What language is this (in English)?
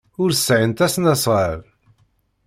Kabyle